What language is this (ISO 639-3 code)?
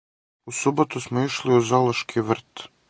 srp